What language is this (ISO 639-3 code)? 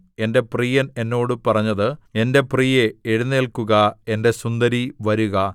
mal